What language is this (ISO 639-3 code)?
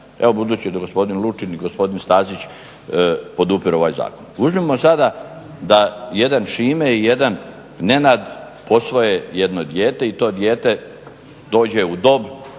hrv